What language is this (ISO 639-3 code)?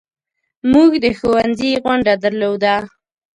pus